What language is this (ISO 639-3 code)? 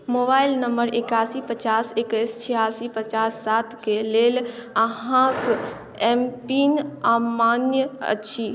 mai